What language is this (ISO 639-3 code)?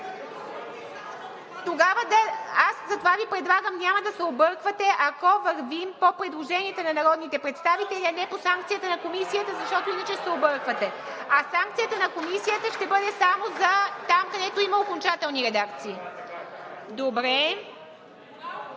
bul